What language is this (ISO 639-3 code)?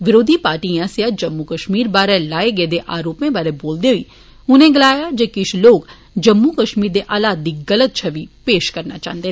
doi